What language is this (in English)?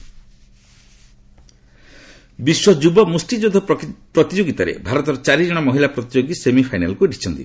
Odia